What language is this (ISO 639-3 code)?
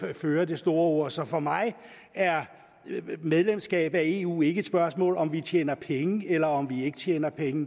dan